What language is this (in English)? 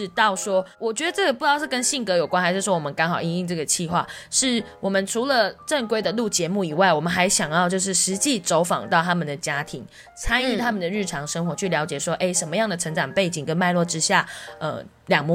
Chinese